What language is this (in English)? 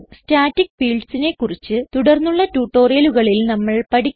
Malayalam